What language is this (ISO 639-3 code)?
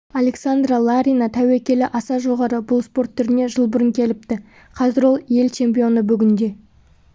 kaz